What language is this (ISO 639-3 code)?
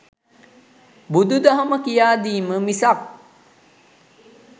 sin